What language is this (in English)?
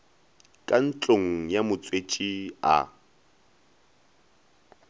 Northern Sotho